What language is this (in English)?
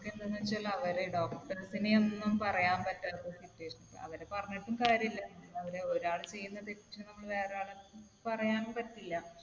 Malayalam